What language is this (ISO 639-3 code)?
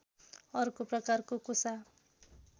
nep